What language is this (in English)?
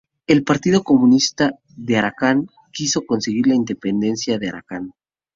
Spanish